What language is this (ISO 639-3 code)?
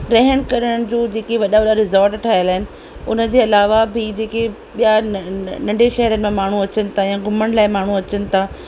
snd